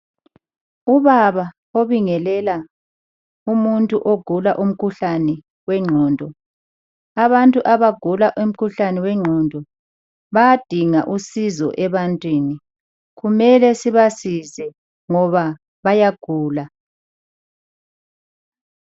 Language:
North Ndebele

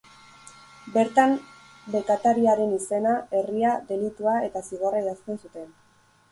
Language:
Basque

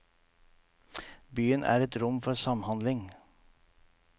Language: Norwegian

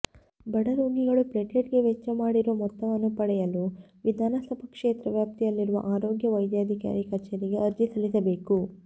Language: Kannada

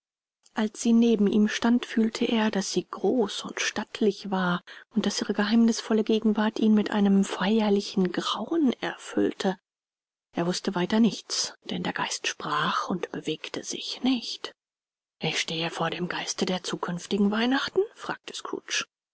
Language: German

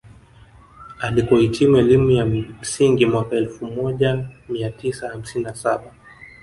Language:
Swahili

